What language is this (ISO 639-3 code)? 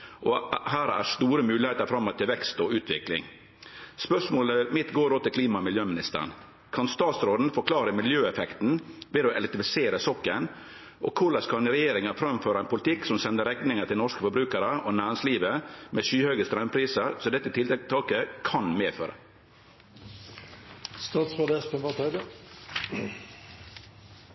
nno